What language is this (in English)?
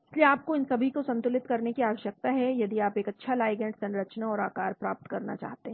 Hindi